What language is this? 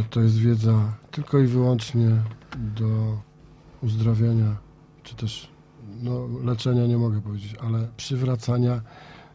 Polish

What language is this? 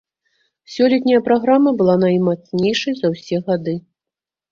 Belarusian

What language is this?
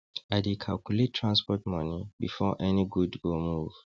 Nigerian Pidgin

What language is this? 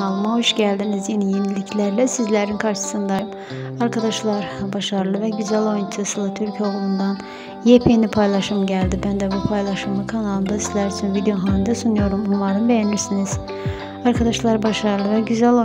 Turkish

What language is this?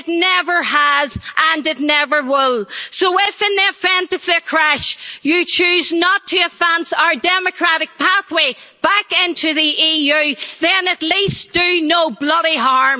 English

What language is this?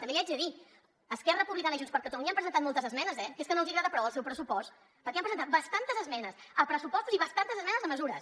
Catalan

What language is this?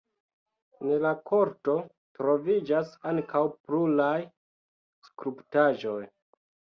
Esperanto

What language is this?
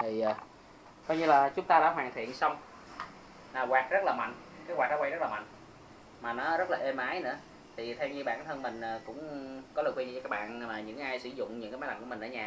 Vietnamese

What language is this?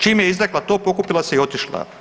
Croatian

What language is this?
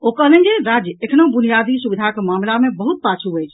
Maithili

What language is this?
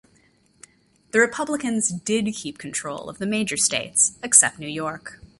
English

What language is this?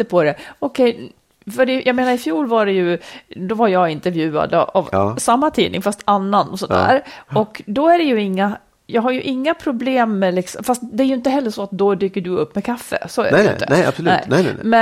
Swedish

